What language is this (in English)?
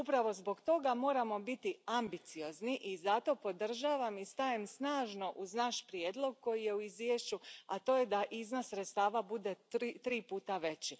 Croatian